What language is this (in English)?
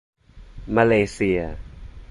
Thai